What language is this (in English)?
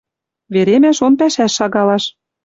Western Mari